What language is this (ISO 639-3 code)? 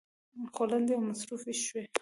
pus